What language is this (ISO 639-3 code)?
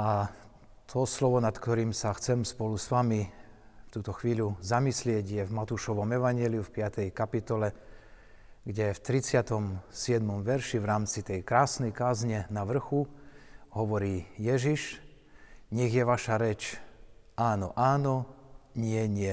slk